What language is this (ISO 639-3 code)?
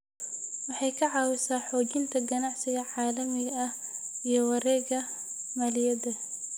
som